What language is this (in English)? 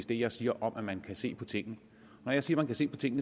Danish